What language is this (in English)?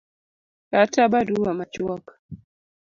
Luo (Kenya and Tanzania)